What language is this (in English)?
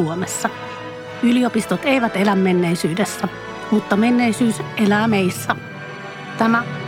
Finnish